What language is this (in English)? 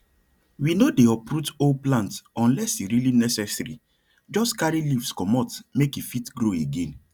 Nigerian Pidgin